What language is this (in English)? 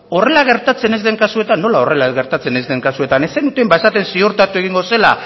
Basque